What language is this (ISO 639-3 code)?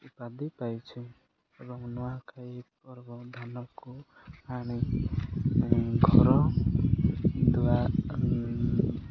ori